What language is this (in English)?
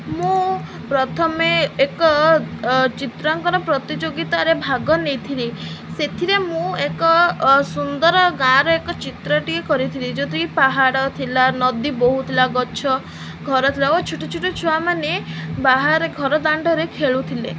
Odia